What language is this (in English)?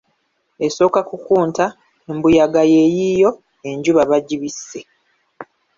Ganda